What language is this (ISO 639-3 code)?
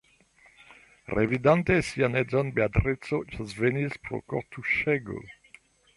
epo